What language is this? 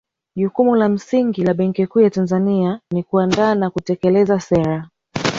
Swahili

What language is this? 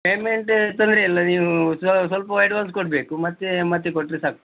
Kannada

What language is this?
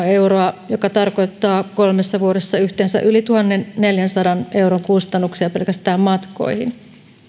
Finnish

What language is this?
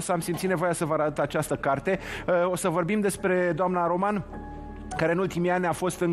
Romanian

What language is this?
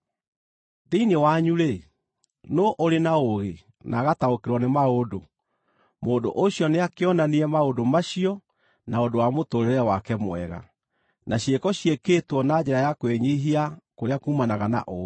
Kikuyu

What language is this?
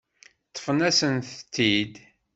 Kabyle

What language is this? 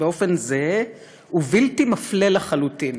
Hebrew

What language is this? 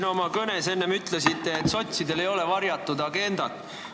Estonian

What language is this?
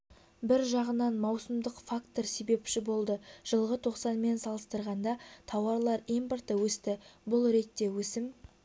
Kazakh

